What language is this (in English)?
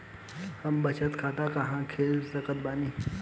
Bhojpuri